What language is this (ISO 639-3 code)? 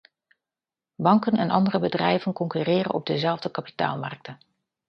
nld